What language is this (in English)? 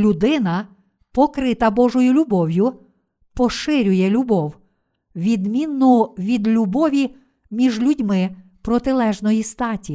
Ukrainian